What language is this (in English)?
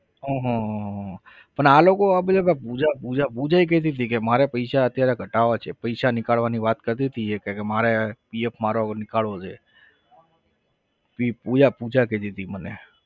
Gujarati